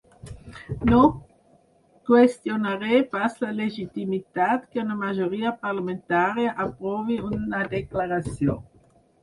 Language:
Catalan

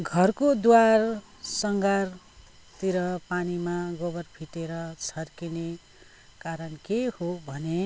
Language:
Nepali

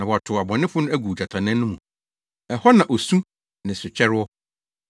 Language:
Akan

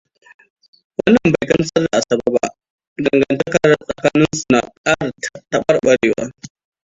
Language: Hausa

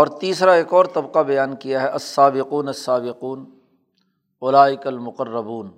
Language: Urdu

